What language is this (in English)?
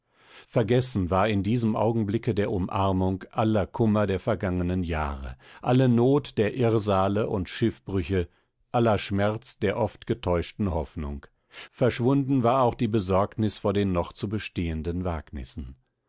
German